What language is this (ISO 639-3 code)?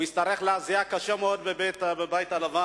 heb